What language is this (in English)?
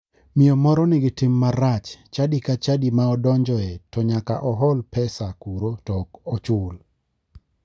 Luo (Kenya and Tanzania)